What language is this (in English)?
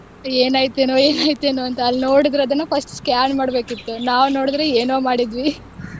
Kannada